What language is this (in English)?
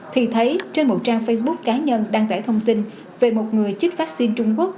Vietnamese